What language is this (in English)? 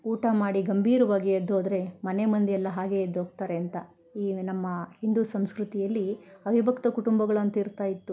Kannada